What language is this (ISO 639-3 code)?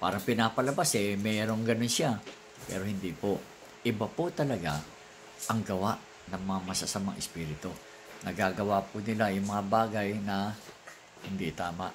fil